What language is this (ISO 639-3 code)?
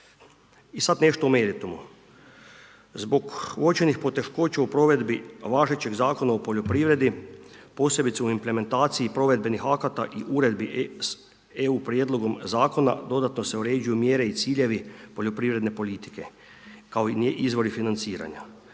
hrv